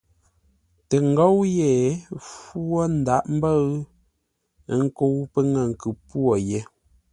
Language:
Ngombale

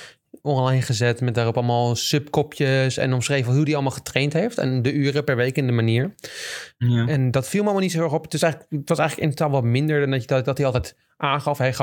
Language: Dutch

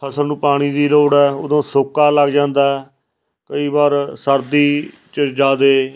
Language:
Punjabi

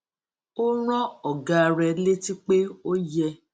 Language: Yoruba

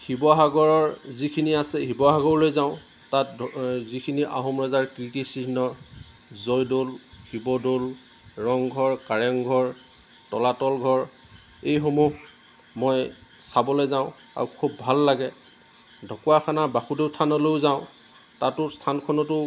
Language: Assamese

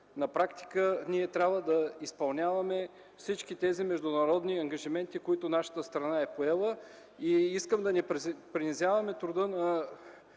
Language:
Bulgarian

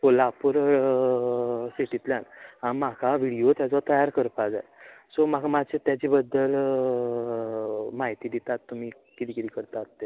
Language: Konkani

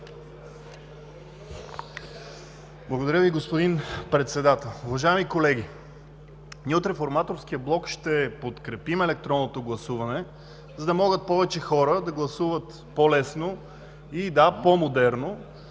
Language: Bulgarian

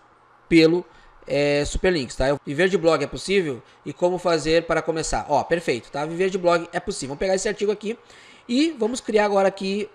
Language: Portuguese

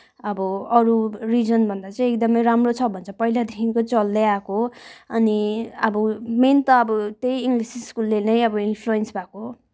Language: Nepali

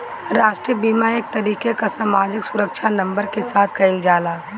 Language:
Bhojpuri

